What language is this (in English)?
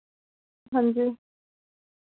Dogri